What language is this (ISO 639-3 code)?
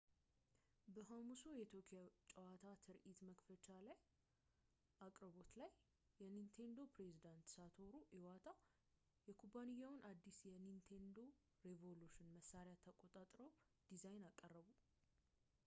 amh